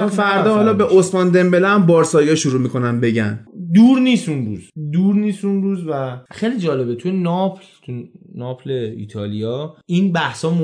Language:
Persian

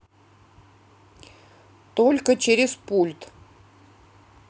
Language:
Russian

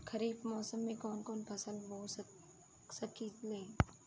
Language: Bhojpuri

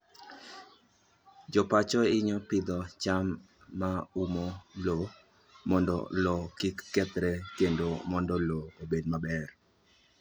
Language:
Luo (Kenya and Tanzania)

